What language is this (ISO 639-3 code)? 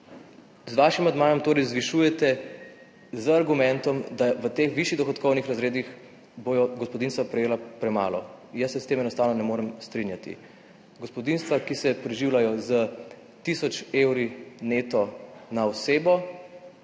slv